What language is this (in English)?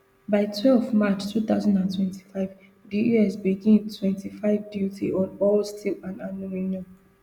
Nigerian Pidgin